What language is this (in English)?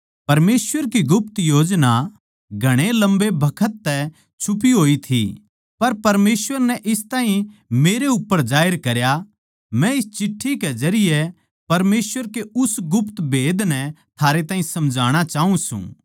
Haryanvi